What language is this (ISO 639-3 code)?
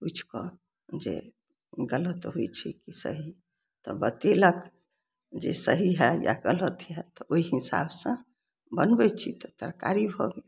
mai